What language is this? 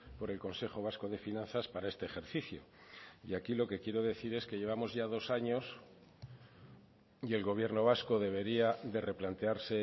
Spanish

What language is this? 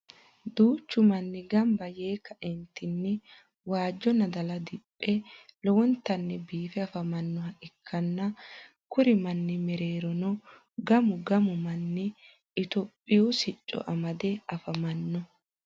Sidamo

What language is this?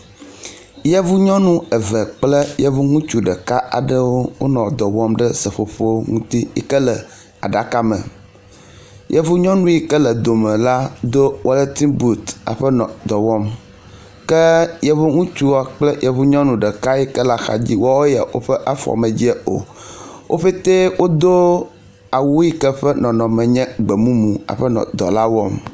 Ewe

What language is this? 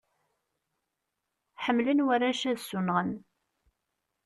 Kabyle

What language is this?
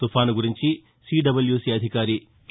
Telugu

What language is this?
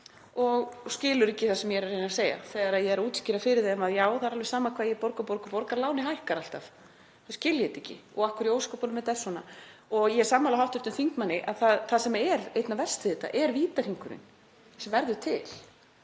Icelandic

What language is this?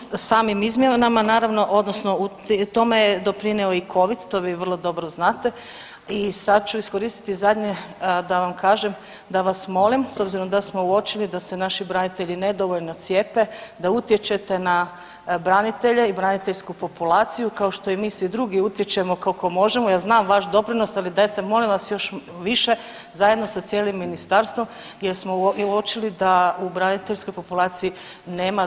Croatian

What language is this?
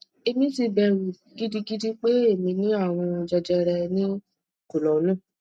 Yoruba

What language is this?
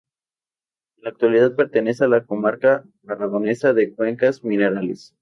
Spanish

